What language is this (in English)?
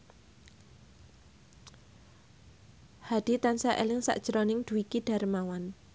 Javanese